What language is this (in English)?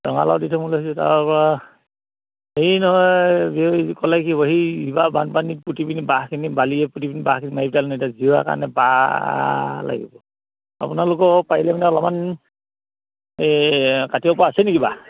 Assamese